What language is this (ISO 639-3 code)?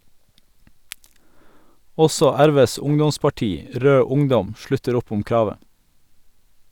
nor